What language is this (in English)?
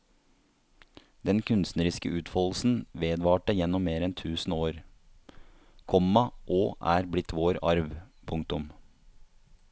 Norwegian